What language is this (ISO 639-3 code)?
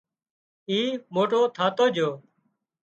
kxp